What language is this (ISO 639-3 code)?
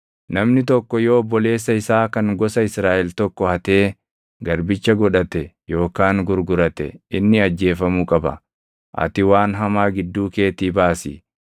orm